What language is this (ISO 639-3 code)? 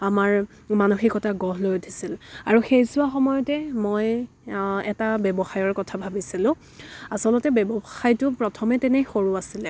asm